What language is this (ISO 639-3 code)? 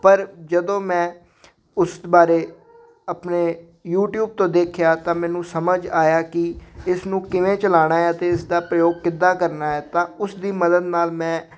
pan